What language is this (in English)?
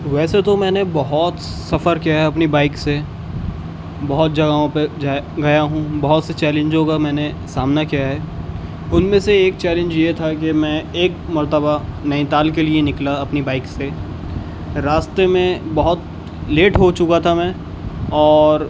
Urdu